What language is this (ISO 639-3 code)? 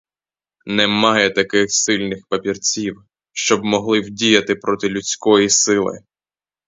ukr